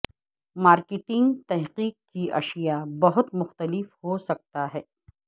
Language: Urdu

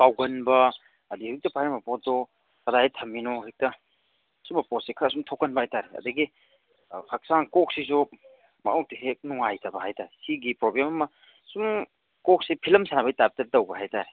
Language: Manipuri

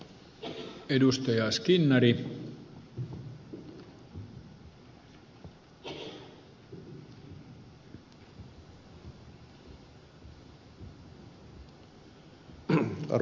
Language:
Finnish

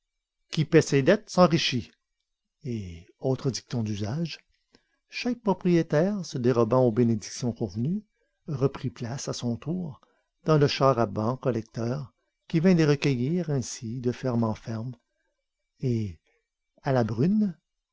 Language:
French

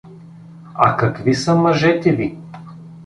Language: Bulgarian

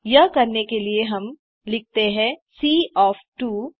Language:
Hindi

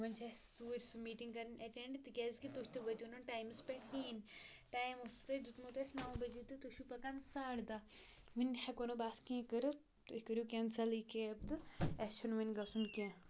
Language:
Kashmiri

